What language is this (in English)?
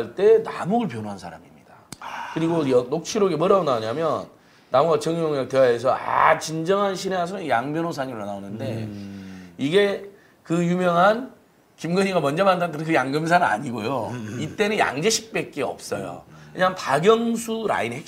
Korean